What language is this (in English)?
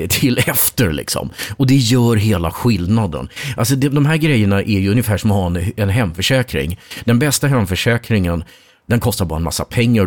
Swedish